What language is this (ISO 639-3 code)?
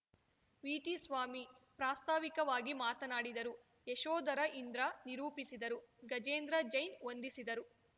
kan